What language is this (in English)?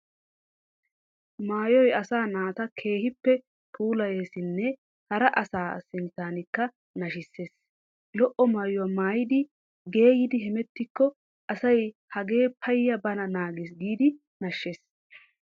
Wolaytta